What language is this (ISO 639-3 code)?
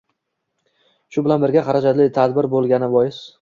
uzb